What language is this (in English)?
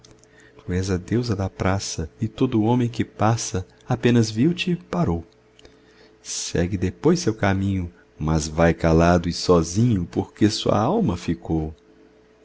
Portuguese